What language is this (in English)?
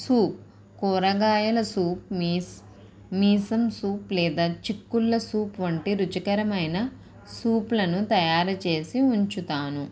Telugu